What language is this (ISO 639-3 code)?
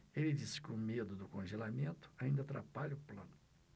por